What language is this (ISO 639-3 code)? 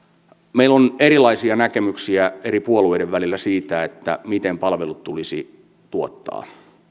fin